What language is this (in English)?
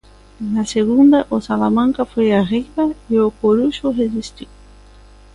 Galician